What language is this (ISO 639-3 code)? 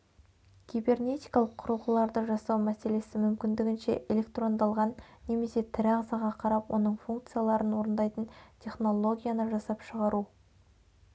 kaz